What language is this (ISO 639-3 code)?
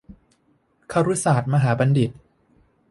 tha